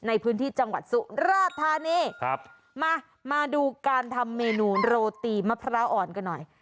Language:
Thai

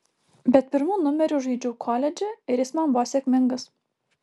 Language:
Lithuanian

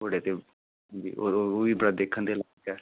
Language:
Punjabi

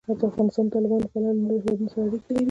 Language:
Pashto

